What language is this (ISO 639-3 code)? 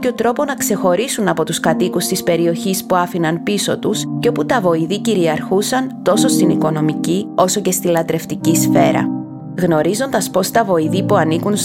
ell